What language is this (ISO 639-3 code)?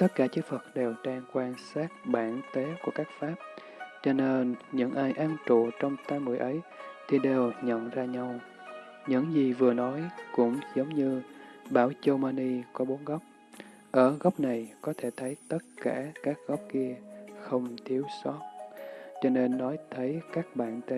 vie